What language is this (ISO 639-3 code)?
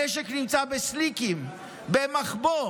heb